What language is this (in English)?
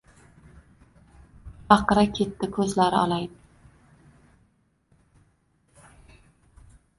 Uzbek